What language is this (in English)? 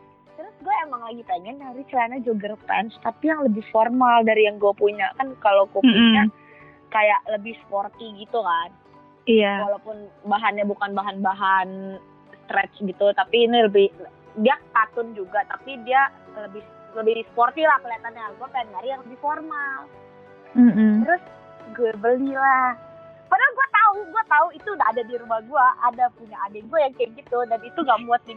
Indonesian